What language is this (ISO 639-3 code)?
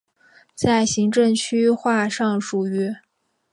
zho